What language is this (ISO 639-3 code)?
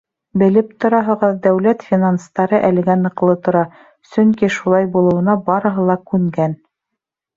bak